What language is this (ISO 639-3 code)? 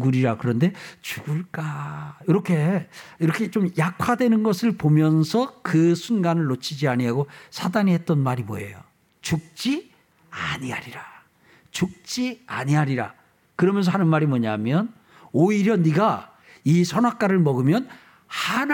kor